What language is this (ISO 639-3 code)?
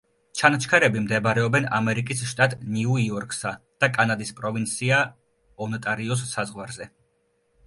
kat